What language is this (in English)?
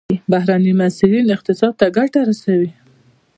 Pashto